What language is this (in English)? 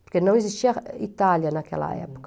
Portuguese